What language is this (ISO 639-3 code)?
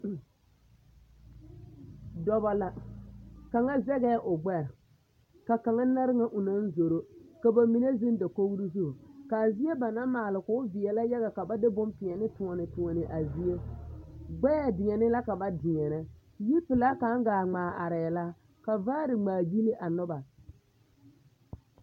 dga